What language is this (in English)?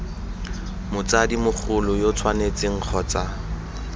Tswana